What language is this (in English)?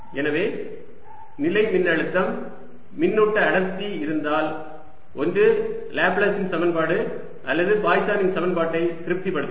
Tamil